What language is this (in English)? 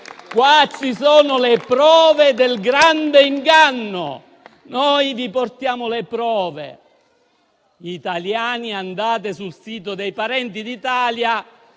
Italian